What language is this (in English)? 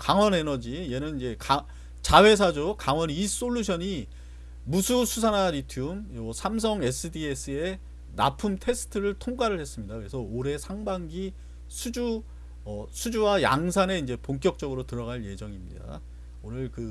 Korean